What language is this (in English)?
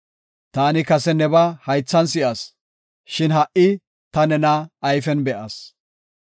Gofa